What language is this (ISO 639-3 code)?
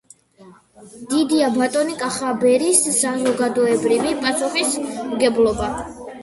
kat